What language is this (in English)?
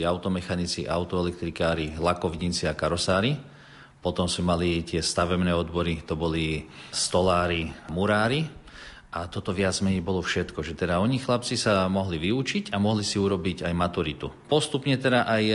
Slovak